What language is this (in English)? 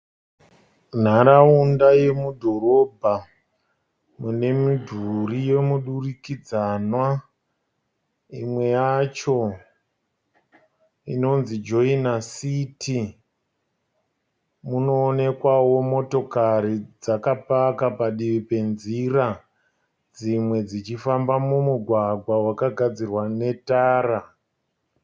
Shona